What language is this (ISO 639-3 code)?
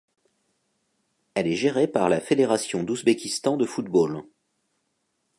fra